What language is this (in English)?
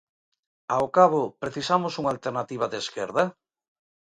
Galician